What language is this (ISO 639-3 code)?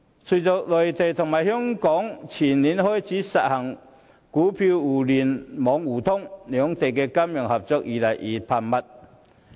yue